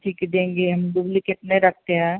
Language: Hindi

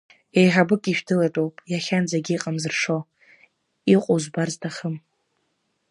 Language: Abkhazian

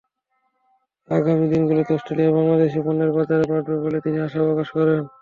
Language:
Bangla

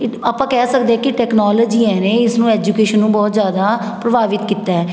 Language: Punjabi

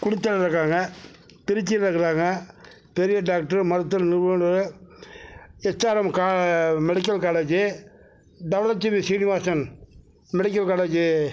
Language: Tamil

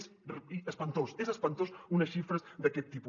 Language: Catalan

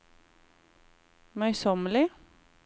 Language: Norwegian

